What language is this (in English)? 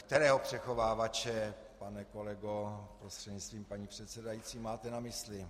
Czech